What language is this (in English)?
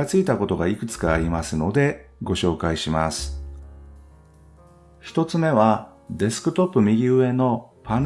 Japanese